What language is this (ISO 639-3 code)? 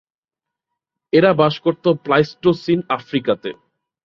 ben